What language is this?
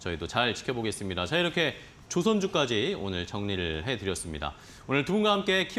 Korean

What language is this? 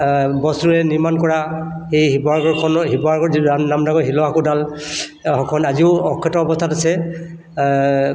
Assamese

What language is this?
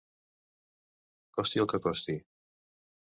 Catalan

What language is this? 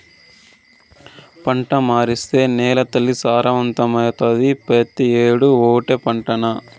Telugu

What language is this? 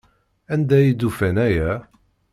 Kabyle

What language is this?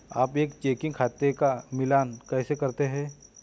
Hindi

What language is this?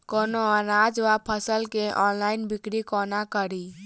Maithili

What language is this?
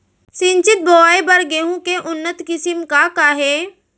Chhattisgarhi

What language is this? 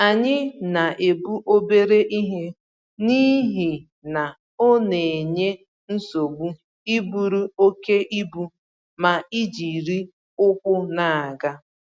Igbo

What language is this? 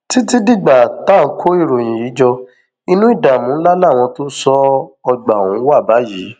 Yoruba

